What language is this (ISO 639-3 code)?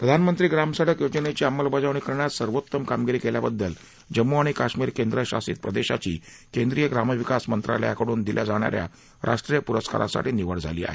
mar